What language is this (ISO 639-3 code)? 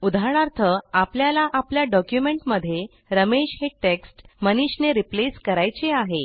mar